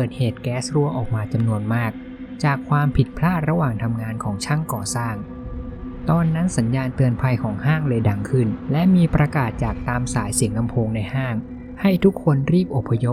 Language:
Thai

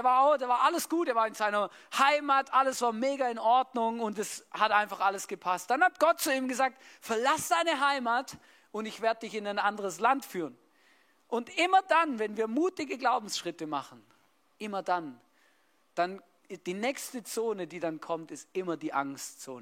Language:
German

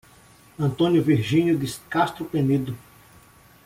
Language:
Portuguese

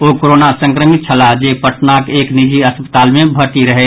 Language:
Maithili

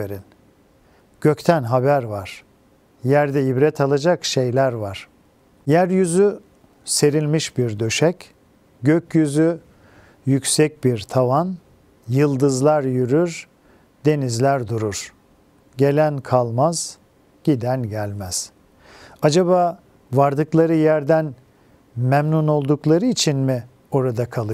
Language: Turkish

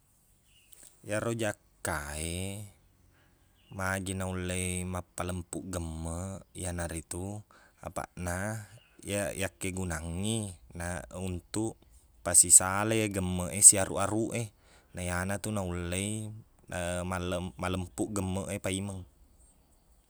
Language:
Buginese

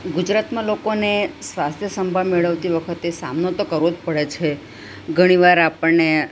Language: Gujarati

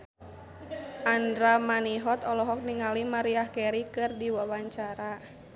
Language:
Sundanese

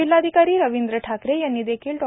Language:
Marathi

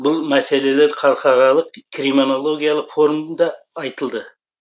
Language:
Kazakh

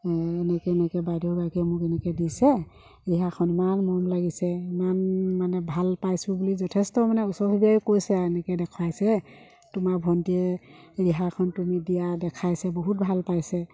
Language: Assamese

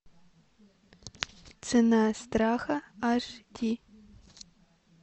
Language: Russian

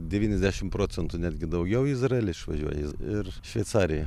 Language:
Lithuanian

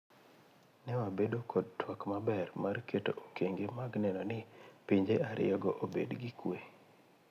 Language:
Luo (Kenya and Tanzania)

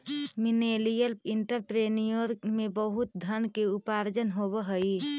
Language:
Magahi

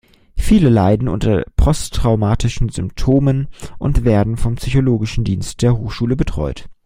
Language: German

